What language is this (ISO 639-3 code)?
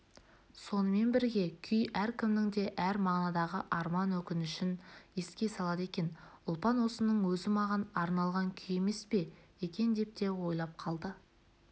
kaz